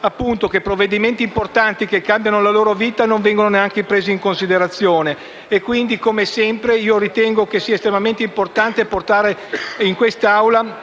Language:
Italian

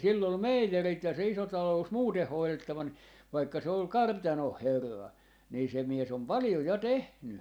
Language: Finnish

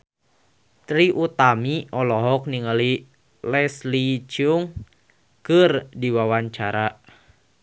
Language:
Sundanese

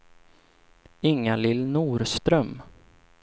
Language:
Swedish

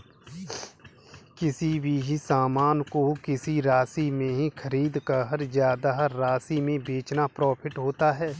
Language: Hindi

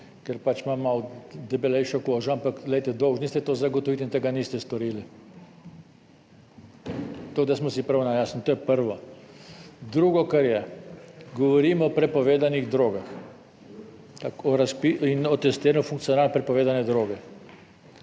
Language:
Slovenian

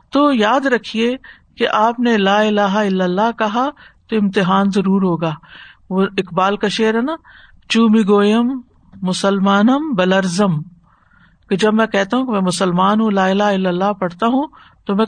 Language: Urdu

